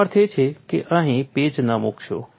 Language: Gujarati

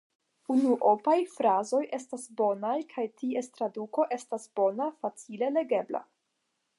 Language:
Esperanto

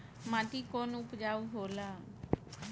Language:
Bhojpuri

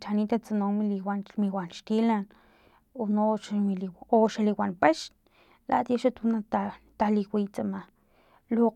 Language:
Filomena Mata-Coahuitlán Totonac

